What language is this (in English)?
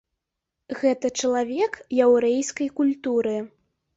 Belarusian